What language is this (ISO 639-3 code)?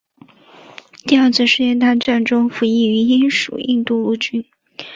zho